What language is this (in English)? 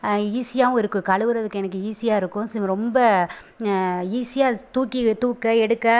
Tamil